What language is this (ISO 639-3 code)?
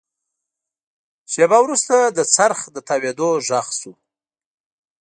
pus